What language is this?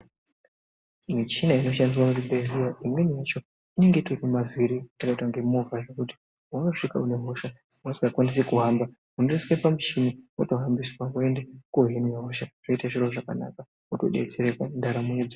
Ndau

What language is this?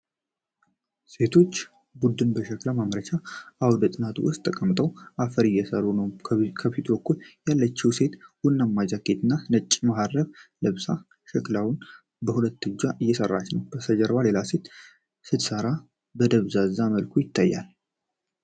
Amharic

